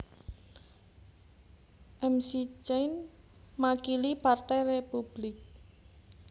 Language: Javanese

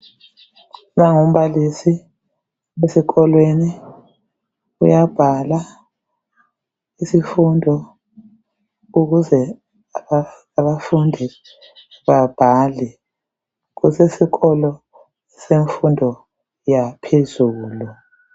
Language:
North Ndebele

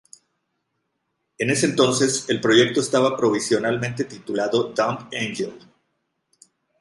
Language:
Spanish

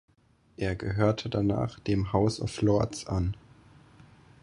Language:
German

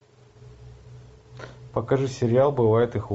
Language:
Russian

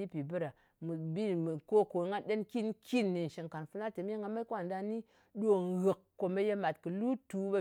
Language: Ngas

